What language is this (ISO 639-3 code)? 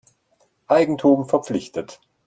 deu